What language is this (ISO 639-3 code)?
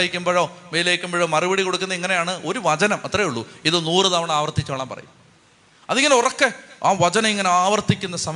mal